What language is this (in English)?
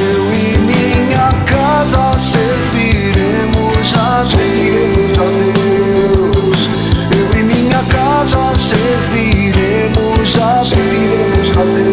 Romanian